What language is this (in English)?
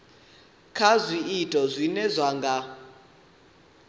Venda